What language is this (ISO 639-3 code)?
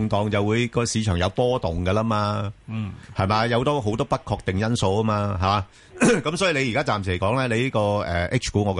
zho